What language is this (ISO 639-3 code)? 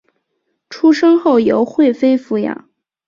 zho